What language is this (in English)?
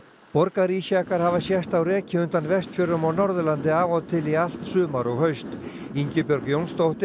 Icelandic